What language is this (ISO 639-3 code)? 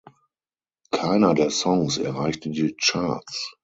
deu